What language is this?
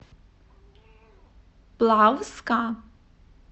Russian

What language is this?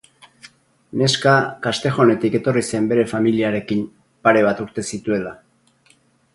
Basque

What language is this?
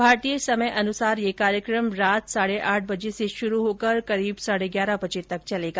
Hindi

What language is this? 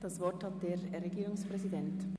Swiss German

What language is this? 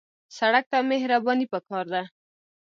Pashto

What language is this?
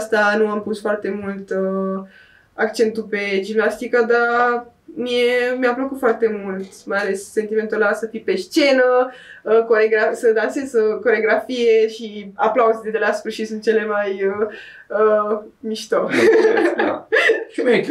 Romanian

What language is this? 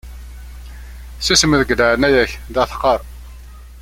Kabyle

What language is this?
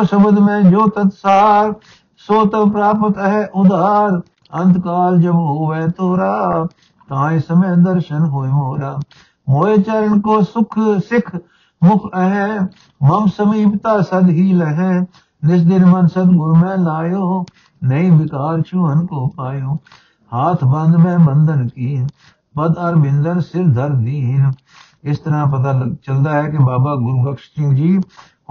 Punjabi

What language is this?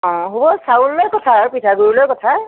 Assamese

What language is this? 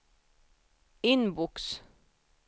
Swedish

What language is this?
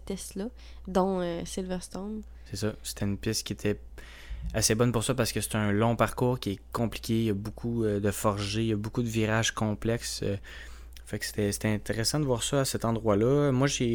French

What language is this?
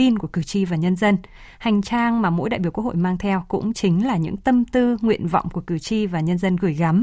Vietnamese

